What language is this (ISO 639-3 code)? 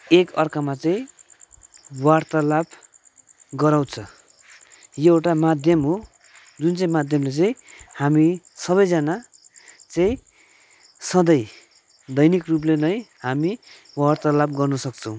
nep